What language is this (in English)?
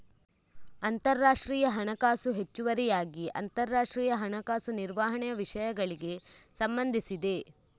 Kannada